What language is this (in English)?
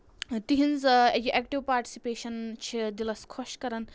Kashmiri